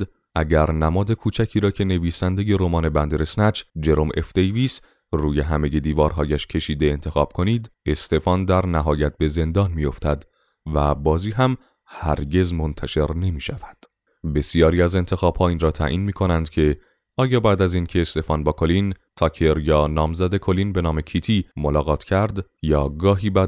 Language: Persian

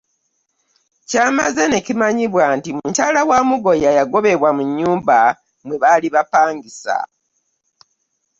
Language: Ganda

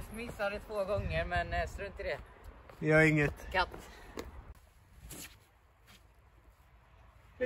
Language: Swedish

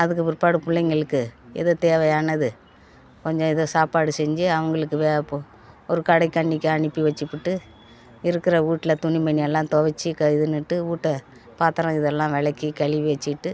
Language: Tamil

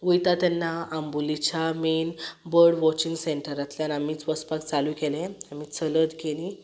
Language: Konkani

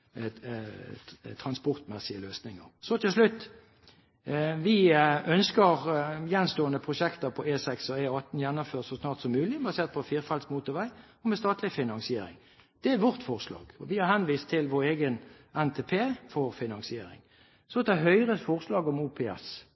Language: Norwegian Bokmål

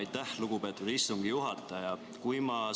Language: Estonian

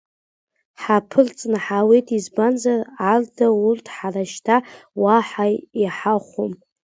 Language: Abkhazian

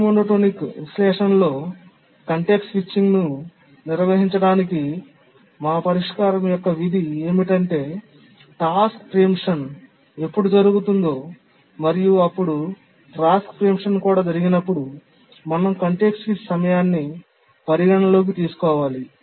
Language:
Telugu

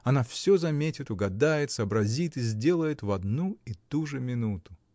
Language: Russian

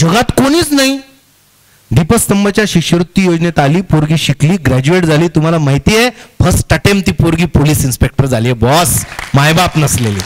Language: Marathi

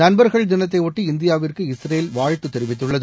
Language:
Tamil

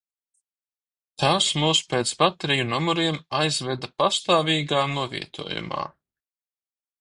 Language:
Latvian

